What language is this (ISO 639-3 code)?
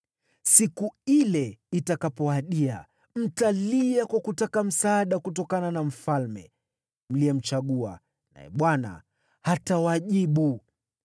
swa